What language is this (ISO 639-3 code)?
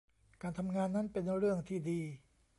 tha